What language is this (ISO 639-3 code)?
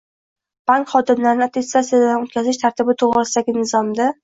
uzb